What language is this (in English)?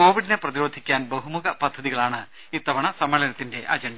Malayalam